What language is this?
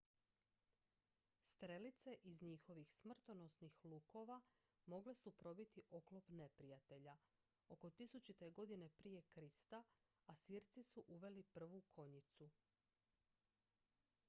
Croatian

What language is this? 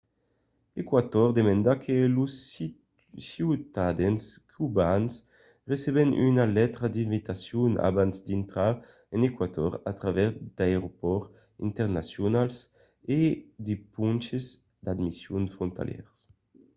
Occitan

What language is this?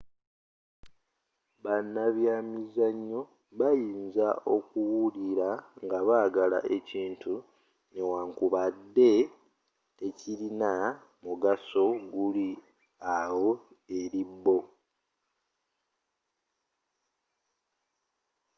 Ganda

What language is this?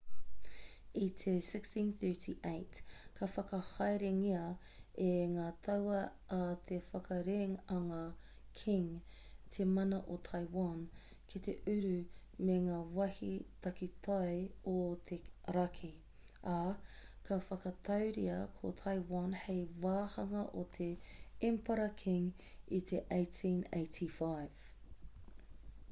Māori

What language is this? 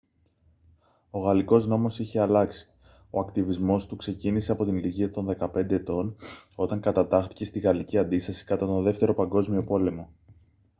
Greek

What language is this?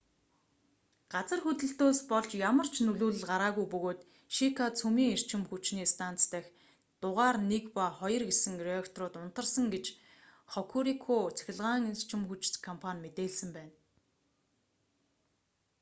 Mongolian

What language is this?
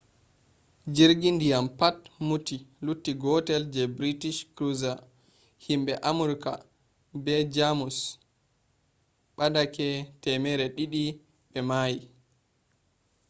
Fula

